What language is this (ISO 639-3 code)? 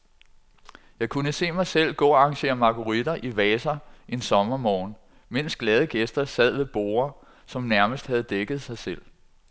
dan